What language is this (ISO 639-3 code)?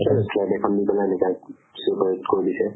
asm